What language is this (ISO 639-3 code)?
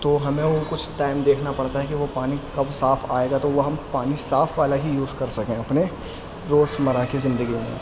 urd